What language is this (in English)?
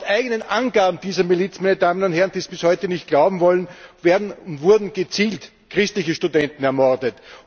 German